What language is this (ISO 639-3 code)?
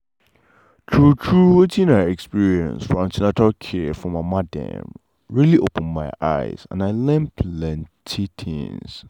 pcm